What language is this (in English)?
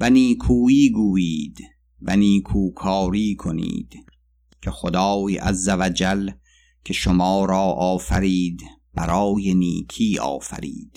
Persian